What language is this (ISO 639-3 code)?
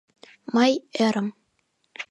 chm